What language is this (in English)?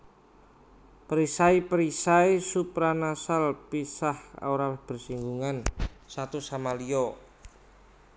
Javanese